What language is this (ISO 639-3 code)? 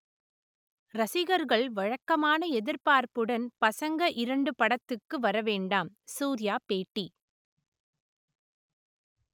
tam